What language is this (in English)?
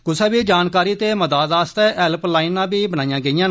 Dogri